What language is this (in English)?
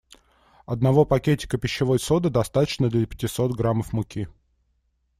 Russian